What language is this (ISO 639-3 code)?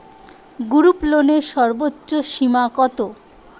ben